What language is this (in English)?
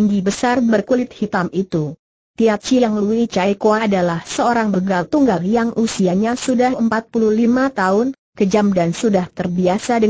Indonesian